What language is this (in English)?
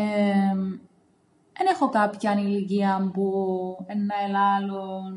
Greek